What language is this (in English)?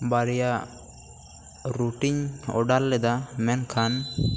Santali